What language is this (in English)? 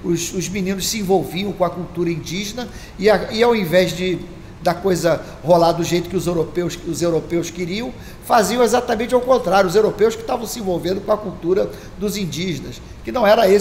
Portuguese